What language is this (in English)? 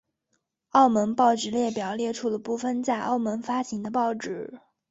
Chinese